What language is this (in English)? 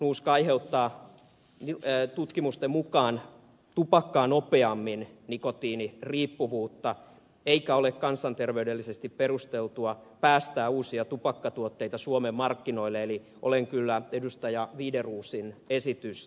Finnish